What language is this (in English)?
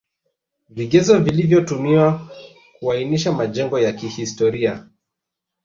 Swahili